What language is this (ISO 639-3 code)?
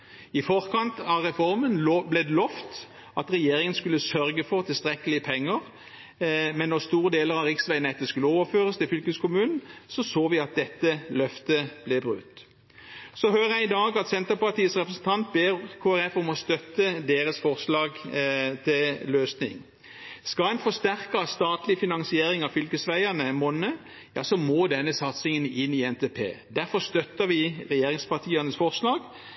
nob